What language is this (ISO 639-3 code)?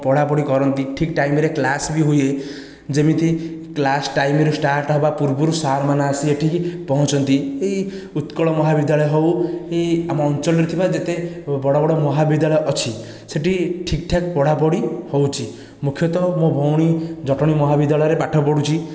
ori